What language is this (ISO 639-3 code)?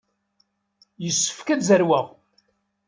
kab